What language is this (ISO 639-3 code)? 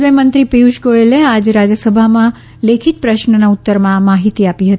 guj